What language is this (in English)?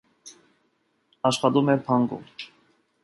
Armenian